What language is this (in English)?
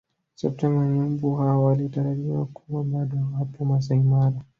Swahili